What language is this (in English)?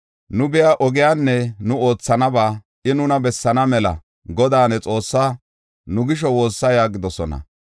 Gofa